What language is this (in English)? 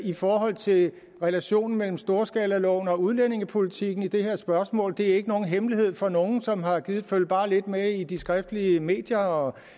Danish